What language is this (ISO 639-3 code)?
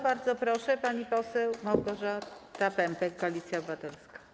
pol